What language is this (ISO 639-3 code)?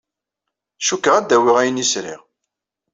kab